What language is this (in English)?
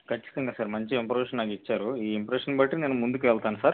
Telugu